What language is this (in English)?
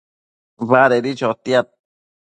Matsés